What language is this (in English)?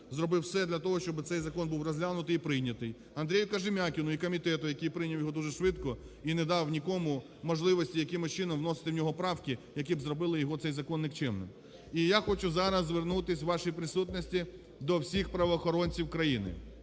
Ukrainian